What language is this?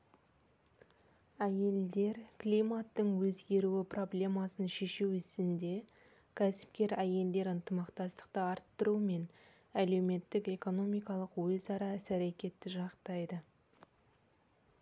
Kazakh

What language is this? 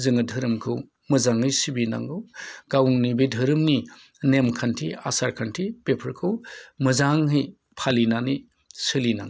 Bodo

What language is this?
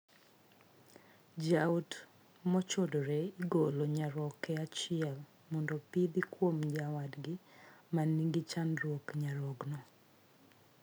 Luo (Kenya and Tanzania)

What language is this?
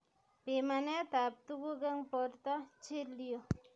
Kalenjin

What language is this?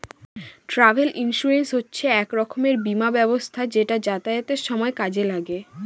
Bangla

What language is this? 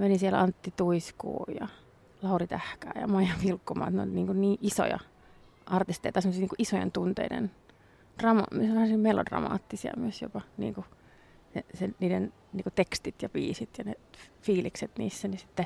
Finnish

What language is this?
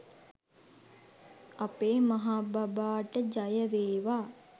Sinhala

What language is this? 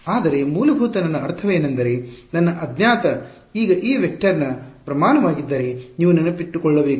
Kannada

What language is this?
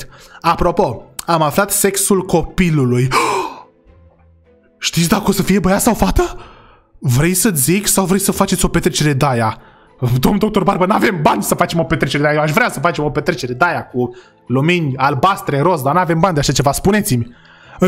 Romanian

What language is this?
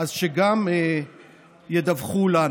Hebrew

